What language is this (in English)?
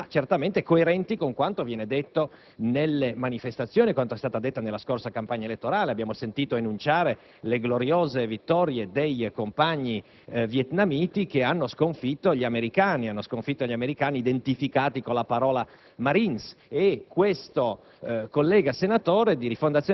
Italian